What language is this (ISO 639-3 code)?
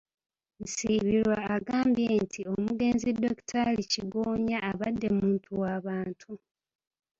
lug